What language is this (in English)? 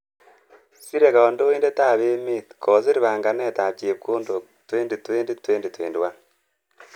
Kalenjin